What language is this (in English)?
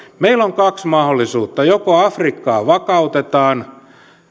Finnish